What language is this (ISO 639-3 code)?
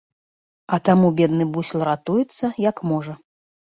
bel